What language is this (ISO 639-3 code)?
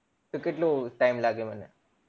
guj